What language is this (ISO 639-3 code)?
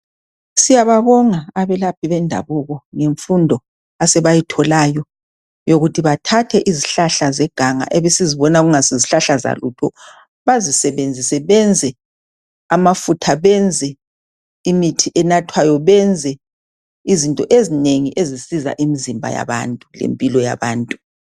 nde